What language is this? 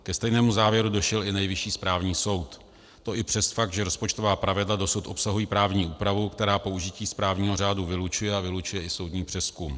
Czech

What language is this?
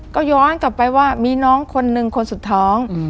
Thai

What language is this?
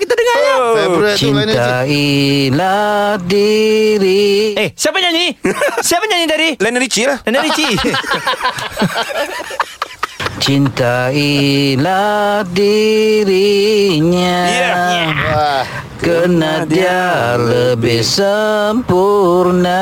Malay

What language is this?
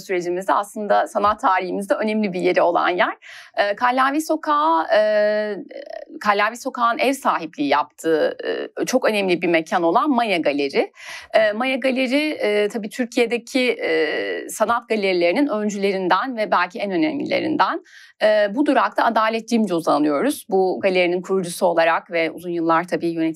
Turkish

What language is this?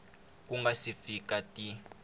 Tsonga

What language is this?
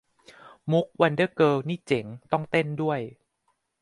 Thai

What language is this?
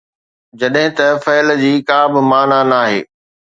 Sindhi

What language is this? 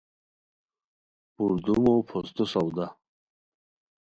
Khowar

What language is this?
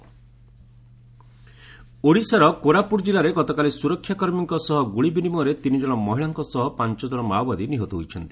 Odia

